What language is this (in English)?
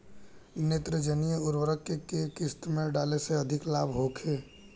Bhojpuri